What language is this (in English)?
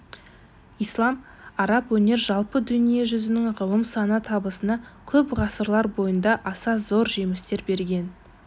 Kazakh